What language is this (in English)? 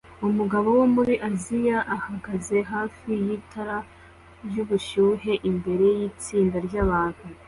Kinyarwanda